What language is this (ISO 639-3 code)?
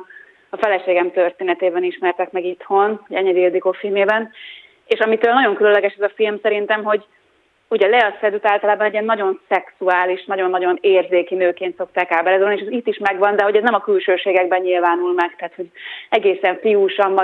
hun